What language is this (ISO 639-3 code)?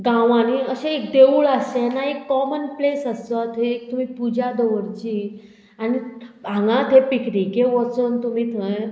kok